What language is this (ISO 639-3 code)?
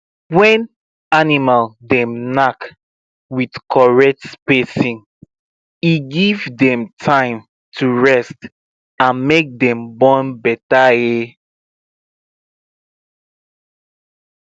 pcm